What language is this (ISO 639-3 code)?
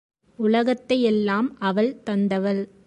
tam